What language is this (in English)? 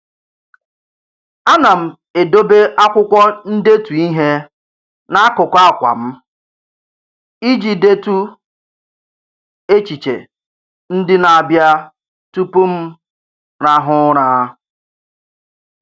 Igbo